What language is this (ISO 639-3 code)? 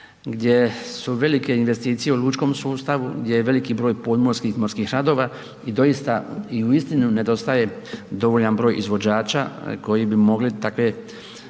hrv